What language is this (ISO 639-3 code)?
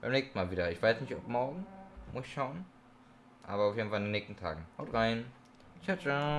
deu